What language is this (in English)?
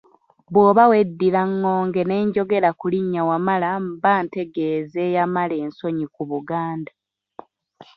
Ganda